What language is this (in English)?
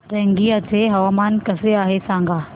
Marathi